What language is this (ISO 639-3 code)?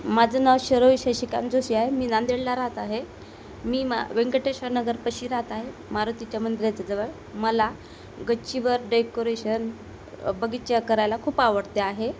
mar